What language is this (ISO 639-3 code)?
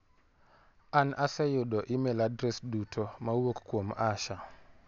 luo